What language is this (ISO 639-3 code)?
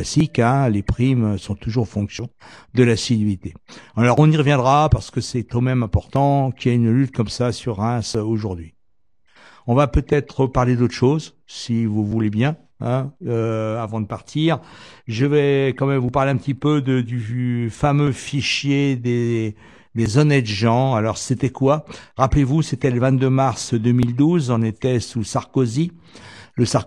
fra